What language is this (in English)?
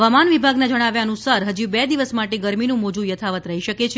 Gujarati